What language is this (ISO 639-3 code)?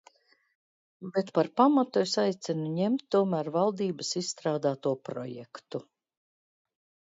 lav